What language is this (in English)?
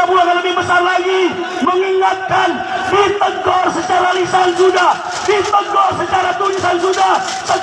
Indonesian